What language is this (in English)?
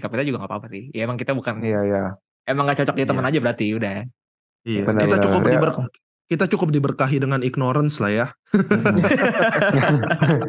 Indonesian